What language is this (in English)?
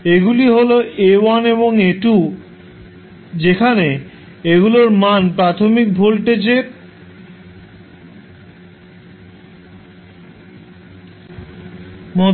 Bangla